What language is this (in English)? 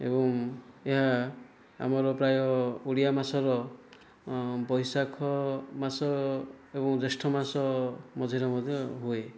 Odia